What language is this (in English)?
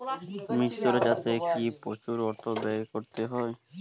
Bangla